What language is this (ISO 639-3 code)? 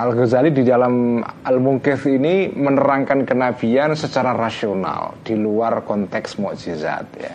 ind